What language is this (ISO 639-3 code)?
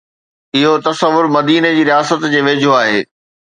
snd